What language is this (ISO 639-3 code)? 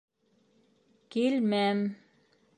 bak